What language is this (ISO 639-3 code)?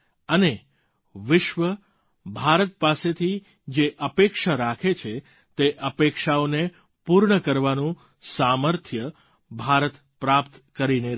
guj